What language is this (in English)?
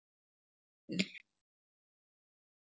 Icelandic